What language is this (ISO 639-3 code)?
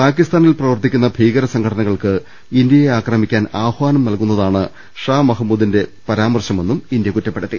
mal